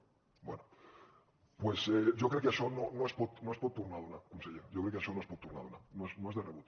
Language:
Catalan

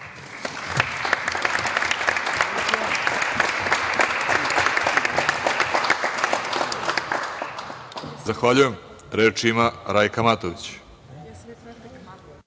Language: Serbian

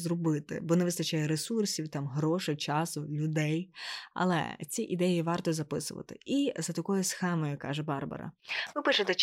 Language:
Ukrainian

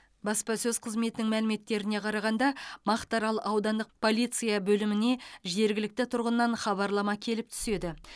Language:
Kazakh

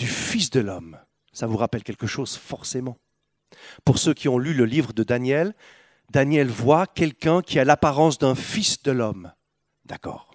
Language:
French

